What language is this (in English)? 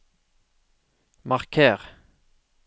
Norwegian